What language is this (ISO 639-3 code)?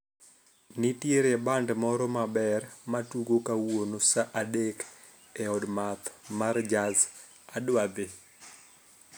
luo